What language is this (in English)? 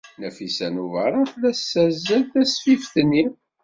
Kabyle